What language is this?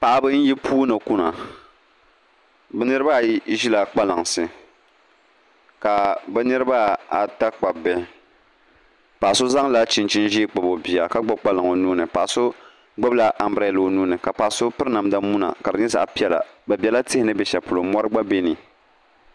Dagbani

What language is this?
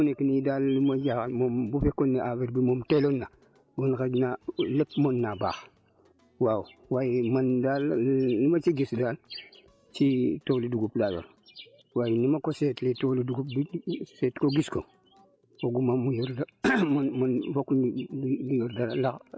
Wolof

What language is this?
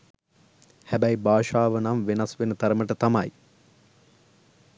Sinhala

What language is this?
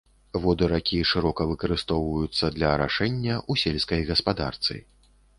Belarusian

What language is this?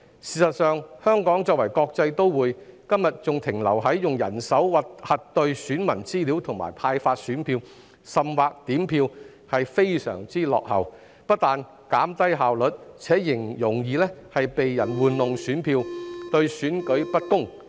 Cantonese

